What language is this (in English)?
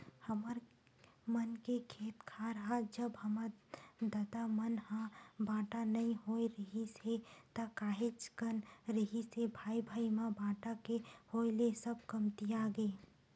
Chhattisgarhi